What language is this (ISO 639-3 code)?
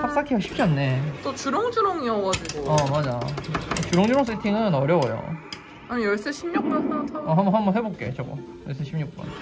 kor